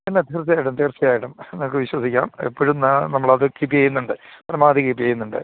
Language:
Malayalam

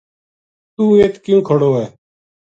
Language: Gujari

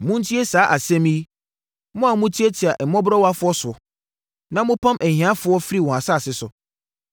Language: Akan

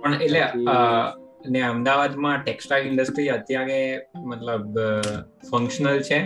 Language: Gujarati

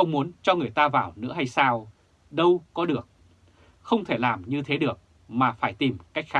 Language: Vietnamese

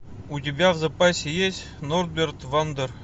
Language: Russian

